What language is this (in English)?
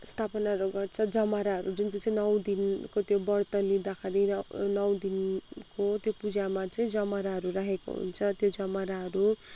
Nepali